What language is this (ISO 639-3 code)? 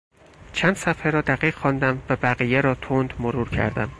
fas